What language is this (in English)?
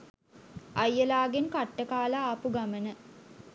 Sinhala